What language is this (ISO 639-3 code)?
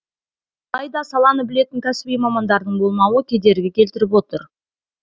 kaz